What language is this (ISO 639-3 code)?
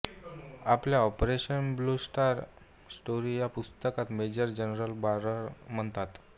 mar